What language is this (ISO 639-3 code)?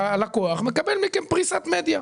heb